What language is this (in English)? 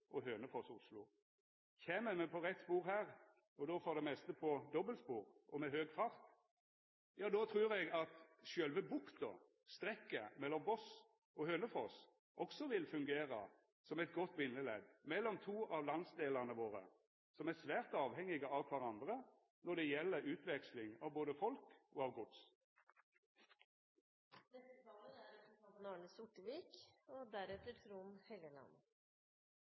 Norwegian Nynorsk